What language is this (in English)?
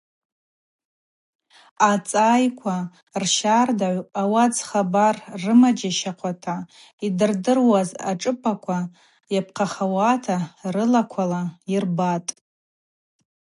Abaza